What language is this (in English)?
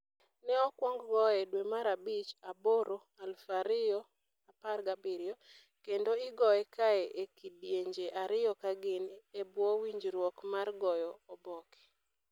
Luo (Kenya and Tanzania)